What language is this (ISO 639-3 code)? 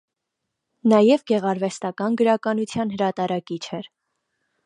hye